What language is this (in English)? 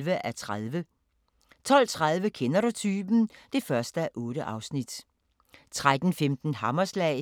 Danish